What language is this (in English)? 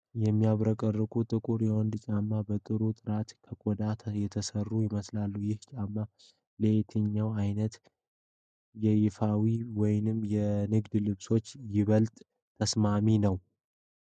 Amharic